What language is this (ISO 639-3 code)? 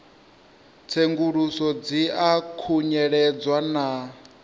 ven